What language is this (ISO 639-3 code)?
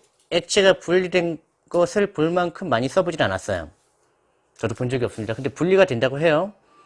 kor